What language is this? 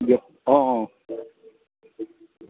Assamese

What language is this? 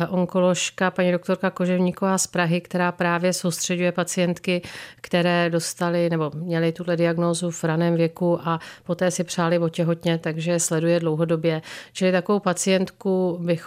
Czech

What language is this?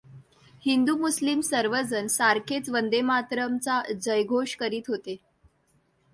Marathi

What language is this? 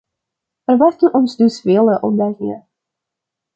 Dutch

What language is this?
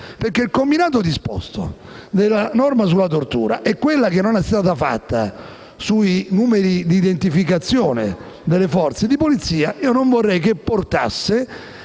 Italian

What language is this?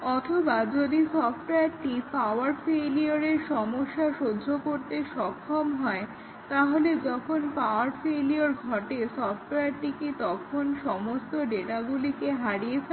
Bangla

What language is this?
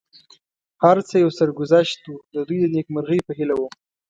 Pashto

